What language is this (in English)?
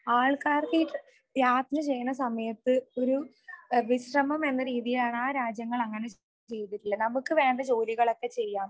Malayalam